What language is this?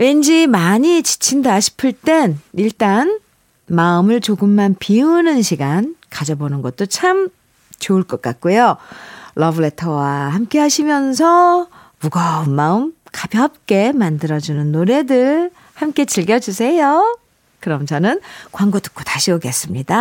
Korean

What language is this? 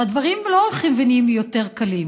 Hebrew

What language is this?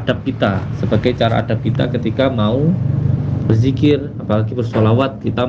Indonesian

